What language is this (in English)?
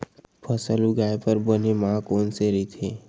Chhattisgarhi